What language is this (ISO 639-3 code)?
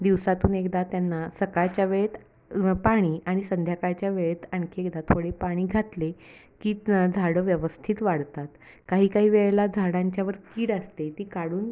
mar